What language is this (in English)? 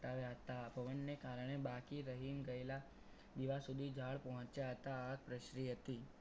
Gujarati